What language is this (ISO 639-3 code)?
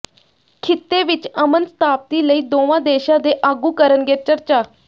pan